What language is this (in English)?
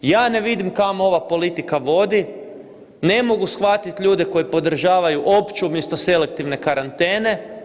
Croatian